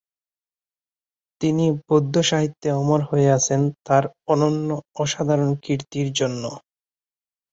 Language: Bangla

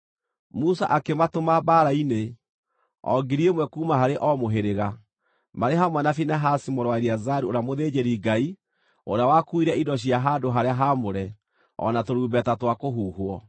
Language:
Kikuyu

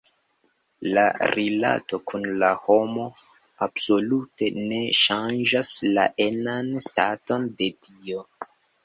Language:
Esperanto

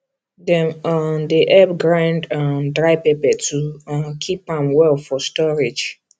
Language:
Nigerian Pidgin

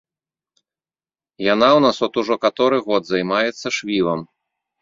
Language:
Belarusian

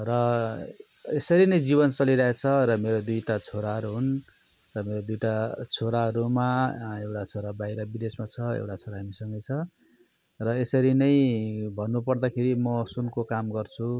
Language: Nepali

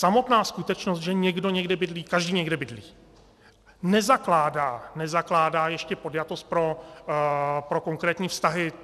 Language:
Czech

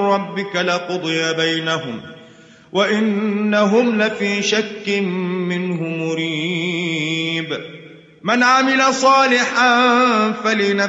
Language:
Arabic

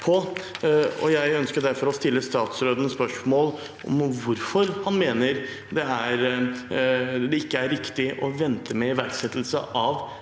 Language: Norwegian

